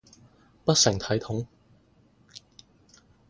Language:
Cantonese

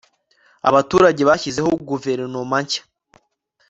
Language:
Kinyarwanda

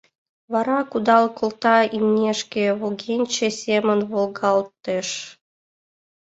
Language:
Mari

